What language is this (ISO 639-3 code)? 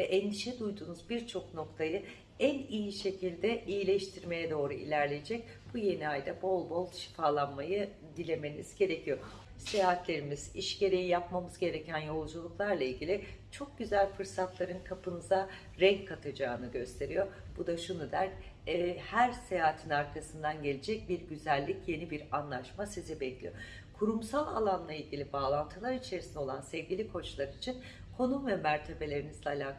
tur